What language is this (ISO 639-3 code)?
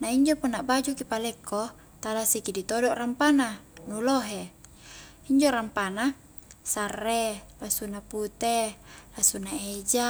kjk